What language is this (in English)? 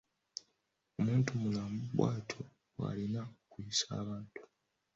Ganda